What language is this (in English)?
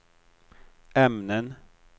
Swedish